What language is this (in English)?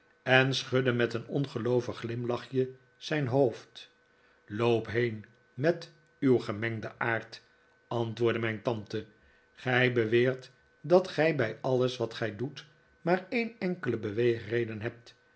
Dutch